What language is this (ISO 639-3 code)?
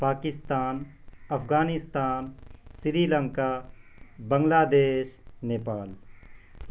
urd